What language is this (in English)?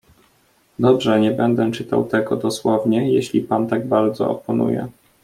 Polish